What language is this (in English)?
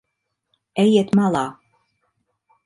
Latvian